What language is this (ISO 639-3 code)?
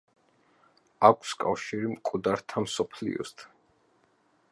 kat